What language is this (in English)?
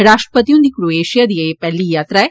Dogri